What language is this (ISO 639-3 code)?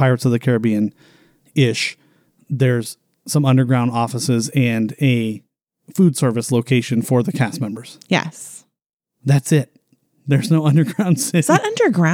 eng